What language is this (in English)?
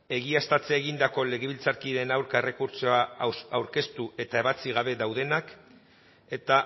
Basque